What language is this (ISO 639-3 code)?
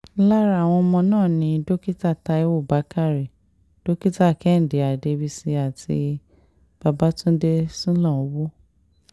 yor